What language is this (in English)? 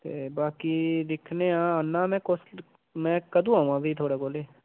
Dogri